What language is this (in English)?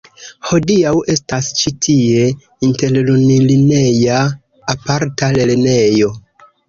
Esperanto